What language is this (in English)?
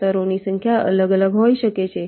Gujarati